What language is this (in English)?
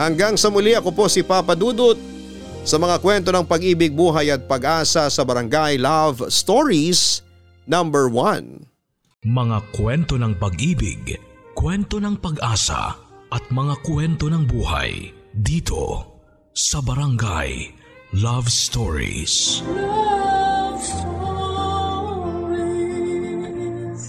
Filipino